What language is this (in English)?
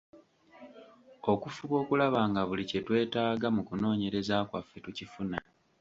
Ganda